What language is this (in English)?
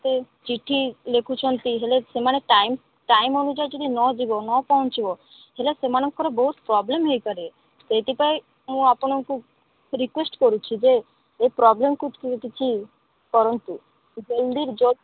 Odia